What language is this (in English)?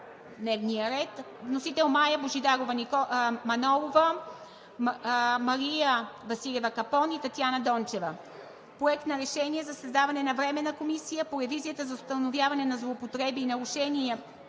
Bulgarian